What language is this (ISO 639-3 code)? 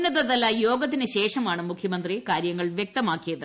mal